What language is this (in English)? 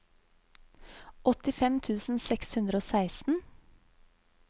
Norwegian